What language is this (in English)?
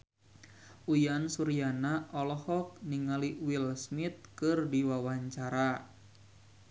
Sundanese